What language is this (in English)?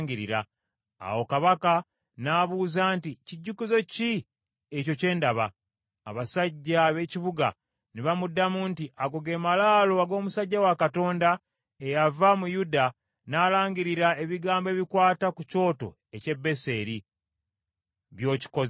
Ganda